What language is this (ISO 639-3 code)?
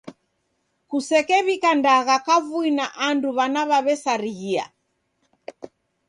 dav